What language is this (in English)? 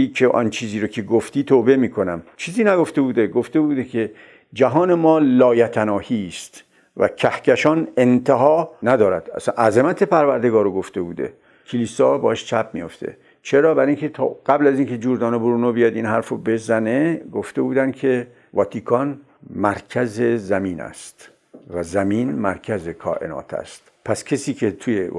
Persian